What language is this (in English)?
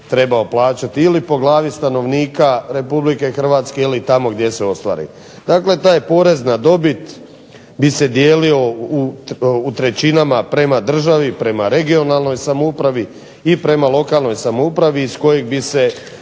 Croatian